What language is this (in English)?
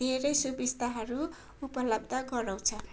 Nepali